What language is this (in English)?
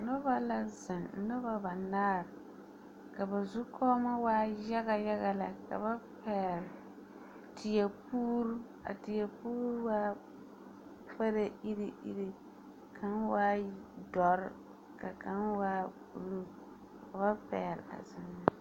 Southern Dagaare